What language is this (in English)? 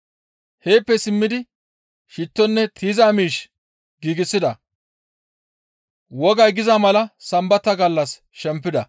Gamo